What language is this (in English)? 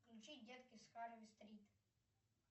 Russian